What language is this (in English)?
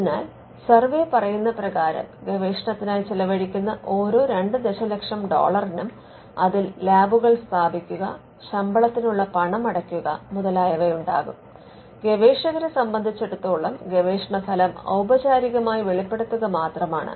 Malayalam